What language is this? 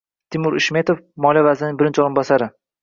Uzbek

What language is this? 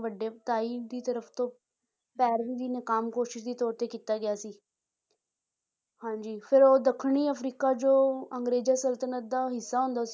Punjabi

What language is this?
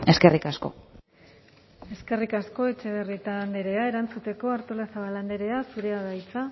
Basque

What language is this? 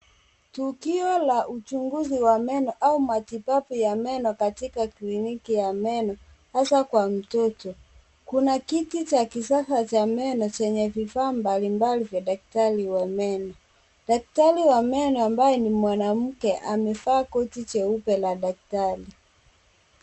Swahili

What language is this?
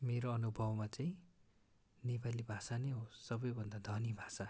Nepali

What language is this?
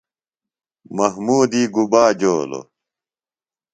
Phalura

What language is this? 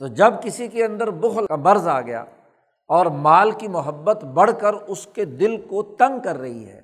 Urdu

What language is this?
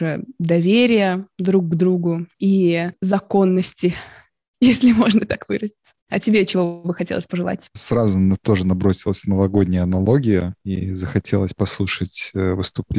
Russian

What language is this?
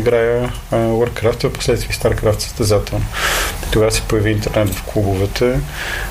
Bulgarian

